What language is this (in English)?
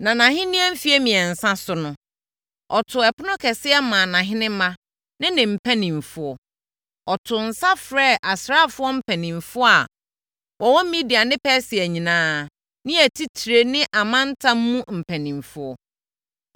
Akan